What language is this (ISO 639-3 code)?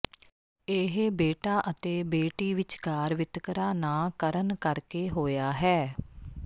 pan